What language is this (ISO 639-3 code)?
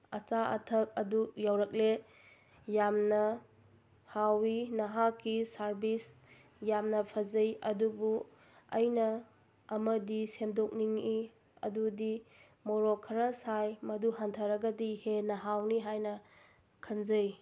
mni